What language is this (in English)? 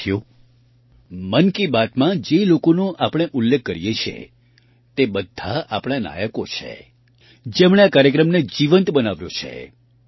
Gujarati